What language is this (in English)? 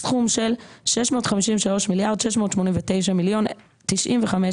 Hebrew